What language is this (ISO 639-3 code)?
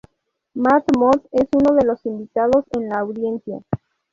spa